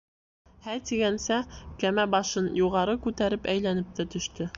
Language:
Bashkir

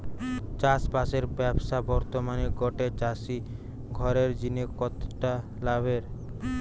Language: Bangla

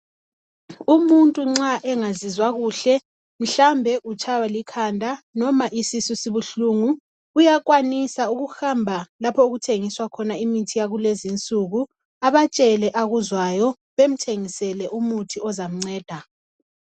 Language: North Ndebele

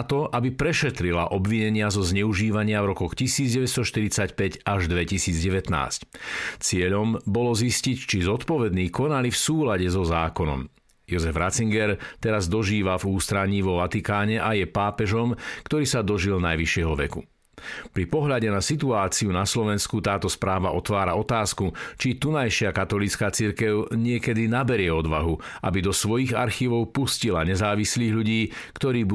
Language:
Slovak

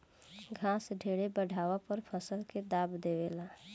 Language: Bhojpuri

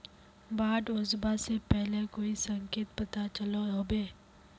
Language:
Magahi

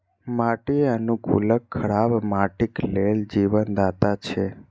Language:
Maithili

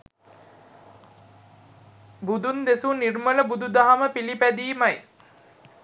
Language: Sinhala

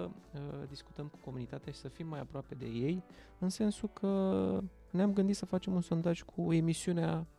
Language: Romanian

